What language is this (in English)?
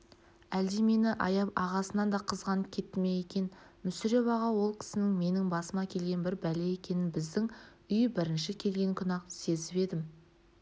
Kazakh